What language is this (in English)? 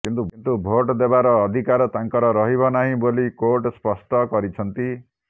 Odia